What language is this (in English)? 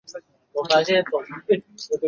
Chinese